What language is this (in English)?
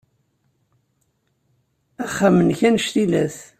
Kabyle